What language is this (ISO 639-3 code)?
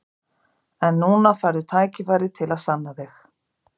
isl